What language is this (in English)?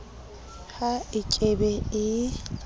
Southern Sotho